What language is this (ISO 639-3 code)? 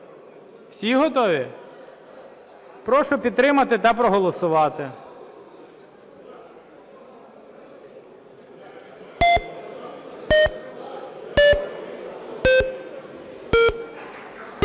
ukr